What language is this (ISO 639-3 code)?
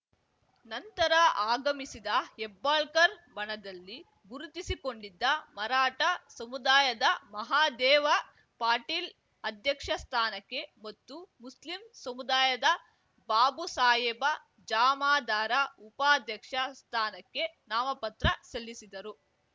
kan